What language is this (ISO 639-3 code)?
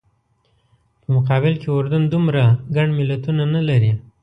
pus